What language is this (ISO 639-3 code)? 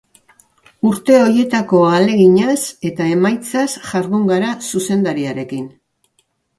eus